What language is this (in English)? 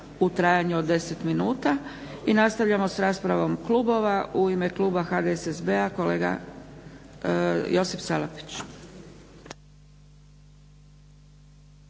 Croatian